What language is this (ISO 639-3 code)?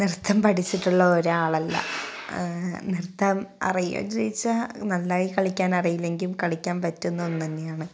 mal